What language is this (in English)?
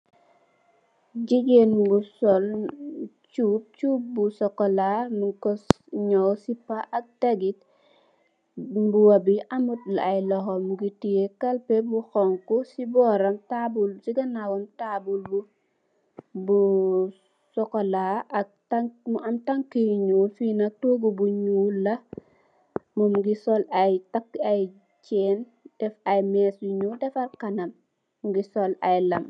Wolof